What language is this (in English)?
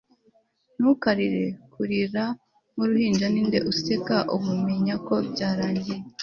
Kinyarwanda